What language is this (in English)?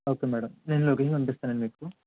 Telugu